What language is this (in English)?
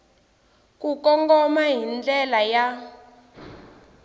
Tsonga